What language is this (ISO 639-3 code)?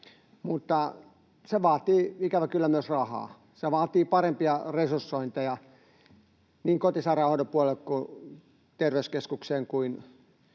fin